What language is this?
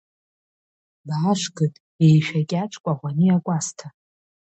Abkhazian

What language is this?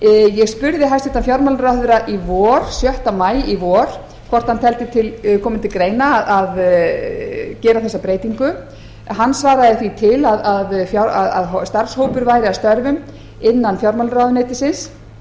Icelandic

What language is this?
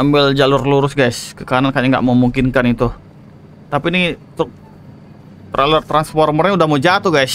Indonesian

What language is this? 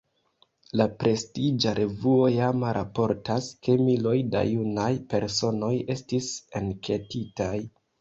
Esperanto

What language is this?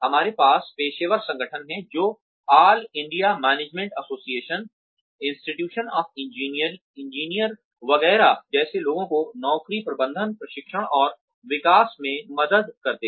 Hindi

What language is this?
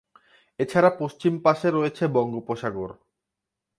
Bangla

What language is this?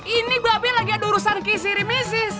Indonesian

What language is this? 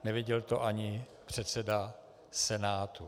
Czech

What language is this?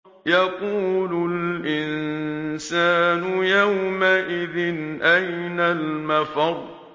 Arabic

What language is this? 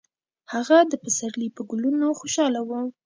Pashto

